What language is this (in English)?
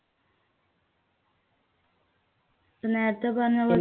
Malayalam